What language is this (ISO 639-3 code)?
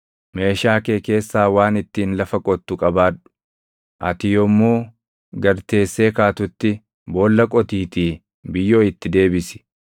orm